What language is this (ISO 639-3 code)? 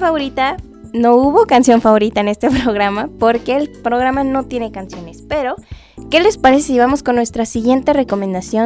spa